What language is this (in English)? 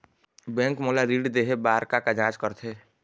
Chhattisgarhi